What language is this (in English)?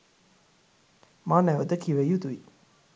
Sinhala